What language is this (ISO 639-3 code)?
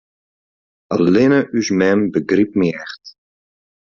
fry